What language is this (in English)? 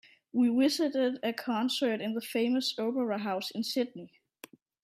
English